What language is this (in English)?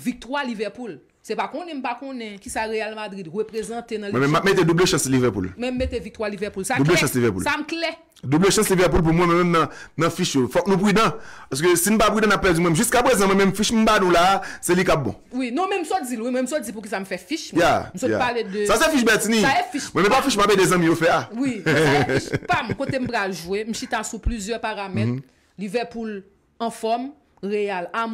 French